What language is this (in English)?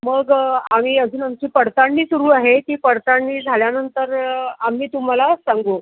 Marathi